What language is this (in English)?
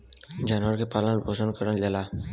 Bhojpuri